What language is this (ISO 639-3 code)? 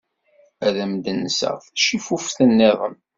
kab